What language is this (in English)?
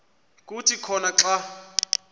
Xhosa